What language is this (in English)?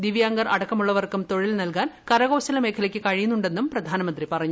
Malayalam